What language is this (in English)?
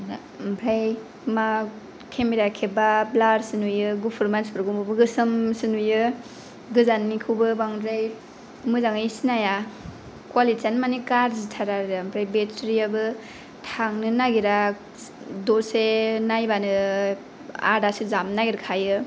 Bodo